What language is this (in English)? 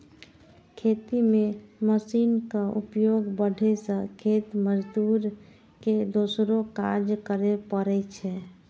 Maithili